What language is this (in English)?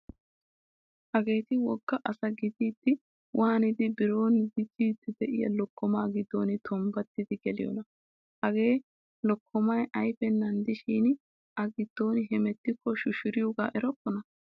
Wolaytta